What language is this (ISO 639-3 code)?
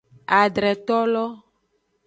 ajg